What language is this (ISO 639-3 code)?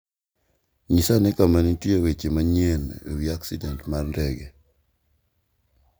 luo